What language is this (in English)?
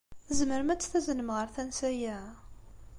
Kabyle